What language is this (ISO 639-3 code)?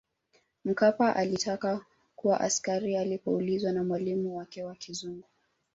swa